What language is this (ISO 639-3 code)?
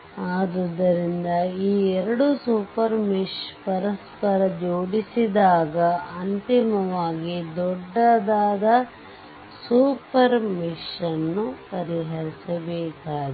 kan